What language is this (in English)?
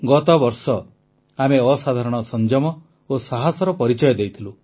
Odia